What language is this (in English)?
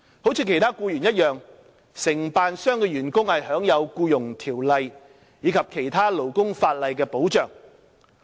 Cantonese